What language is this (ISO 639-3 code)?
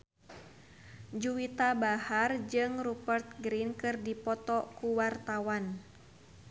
sun